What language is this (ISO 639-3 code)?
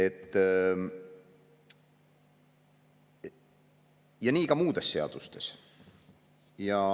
est